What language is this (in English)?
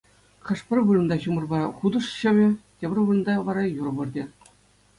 Chuvash